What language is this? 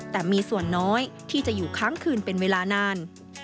Thai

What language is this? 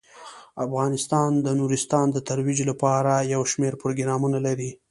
Pashto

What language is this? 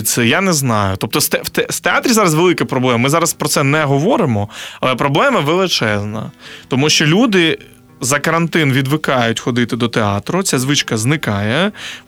Ukrainian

